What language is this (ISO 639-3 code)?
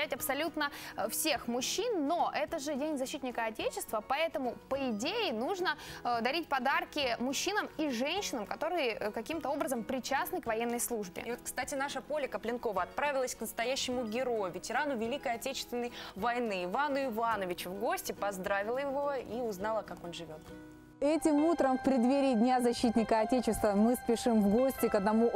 rus